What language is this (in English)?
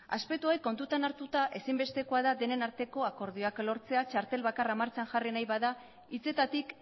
Basque